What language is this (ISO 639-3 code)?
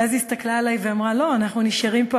heb